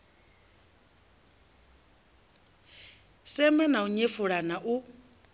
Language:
Venda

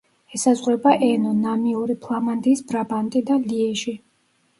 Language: Georgian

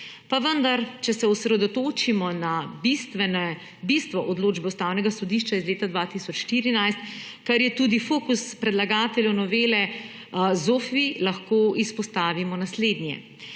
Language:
Slovenian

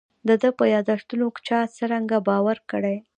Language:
Pashto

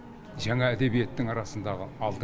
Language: Kazakh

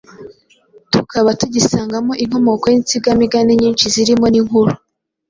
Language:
Kinyarwanda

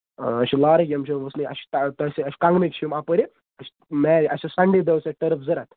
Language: Kashmiri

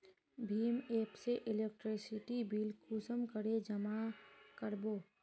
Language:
Magahi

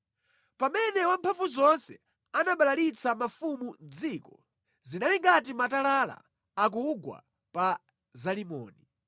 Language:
Nyanja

